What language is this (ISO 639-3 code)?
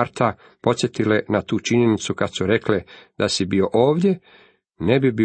hrv